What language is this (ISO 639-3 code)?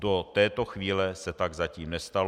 ces